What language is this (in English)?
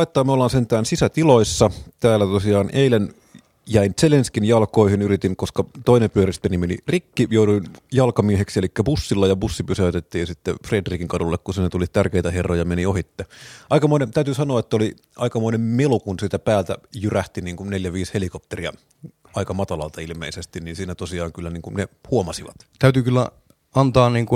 Finnish